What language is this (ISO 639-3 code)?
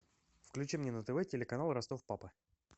rus